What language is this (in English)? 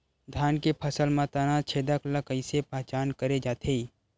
Chhattisgarhi